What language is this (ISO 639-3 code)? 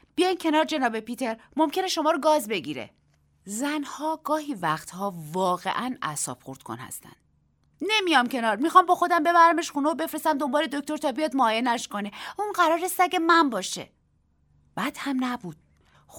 fas